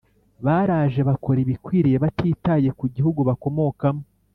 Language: Kinyarwanda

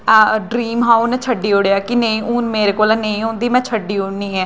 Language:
Dogri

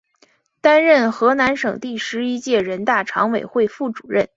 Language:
Chinese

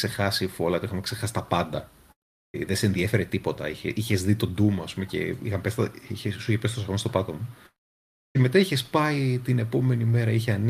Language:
Greek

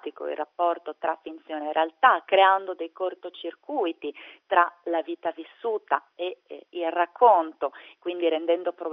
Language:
Italian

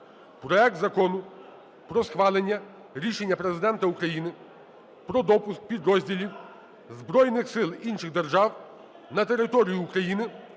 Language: Ukrainian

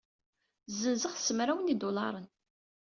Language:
Kabyle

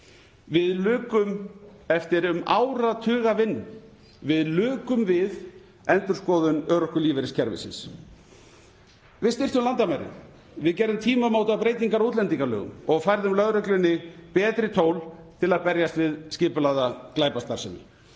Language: Icelandic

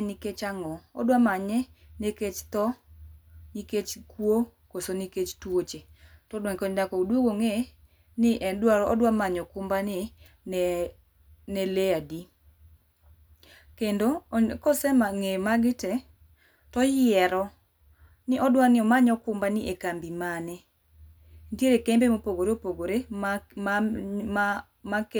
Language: Luo (Kenya and Tanzania)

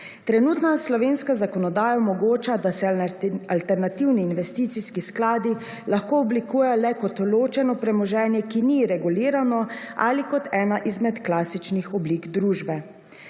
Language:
Slovenian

